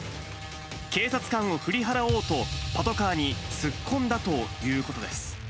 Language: Japanese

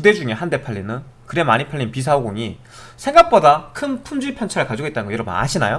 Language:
Korean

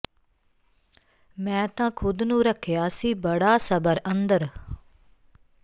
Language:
Punjabi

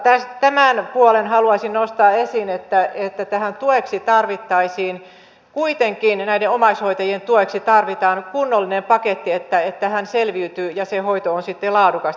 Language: Finnish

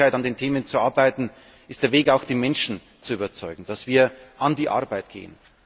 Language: German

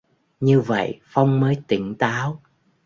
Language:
Vietnamese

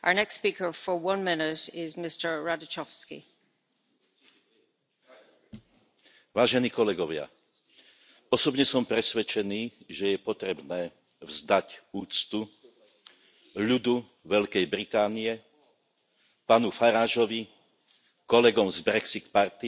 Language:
Slovak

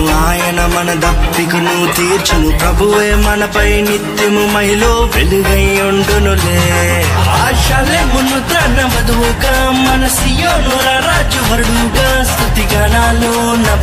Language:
Romanian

